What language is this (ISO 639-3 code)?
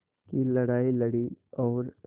hin